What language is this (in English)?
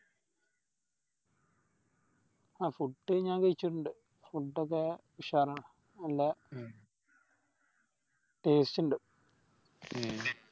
Malayalam